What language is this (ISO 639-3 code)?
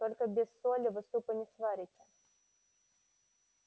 rus